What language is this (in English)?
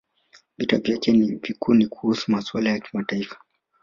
Swahili